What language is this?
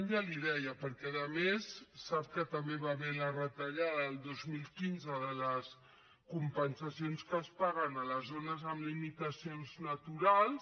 Catalan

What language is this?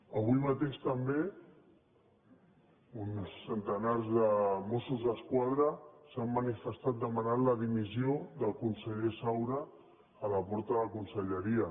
Catalan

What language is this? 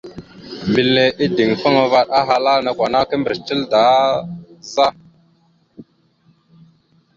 Mada (Cameroon)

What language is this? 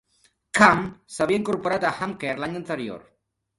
Catalan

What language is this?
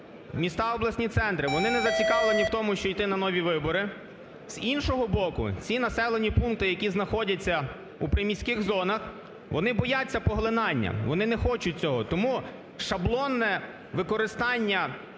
Ukrainian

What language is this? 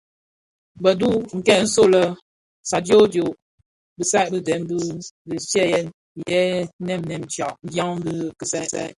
Bafia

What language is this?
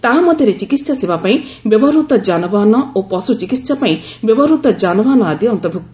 Odia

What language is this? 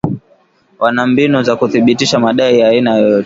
Swahili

